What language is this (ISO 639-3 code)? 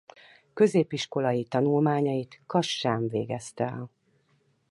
hun